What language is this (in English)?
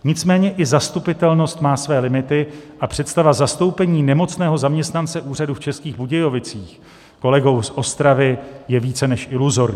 Czech